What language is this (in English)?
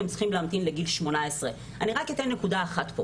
Hebrew